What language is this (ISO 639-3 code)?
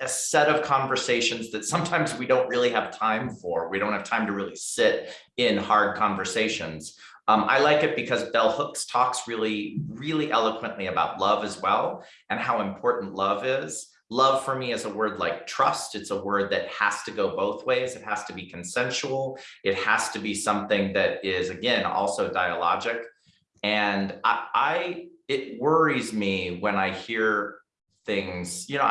eng